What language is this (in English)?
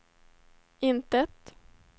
Swedish